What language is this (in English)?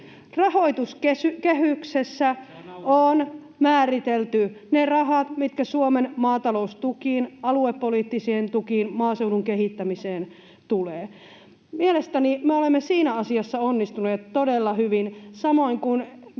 Finnish